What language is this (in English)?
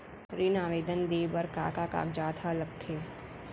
Chhattisgarhi